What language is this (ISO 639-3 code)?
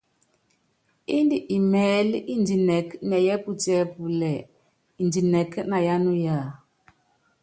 yav